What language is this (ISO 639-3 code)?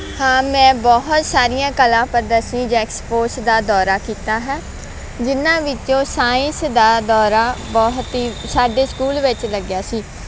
pan